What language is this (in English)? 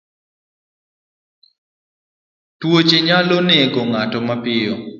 Luo (Kenya and Tanzania)